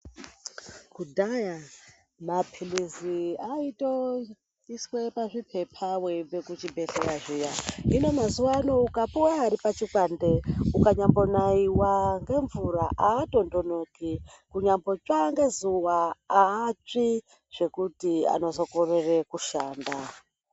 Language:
Ndau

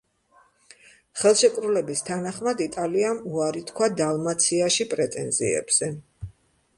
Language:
Georgian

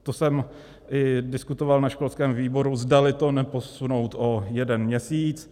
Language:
Czech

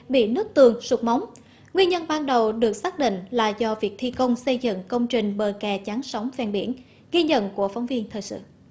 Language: Vietnamese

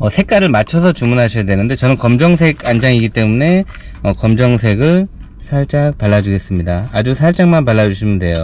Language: Korean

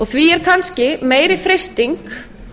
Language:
Icelandic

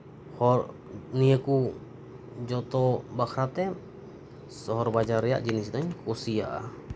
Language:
Santali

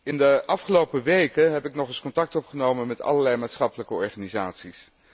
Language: Dutch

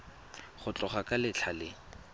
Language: Tswana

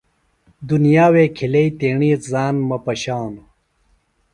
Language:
Phalura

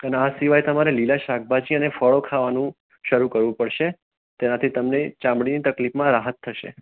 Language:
Gujarati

